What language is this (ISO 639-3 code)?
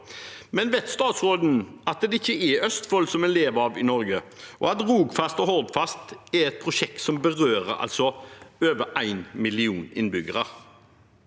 nor